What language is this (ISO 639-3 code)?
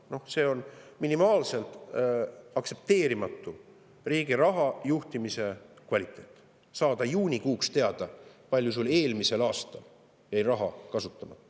est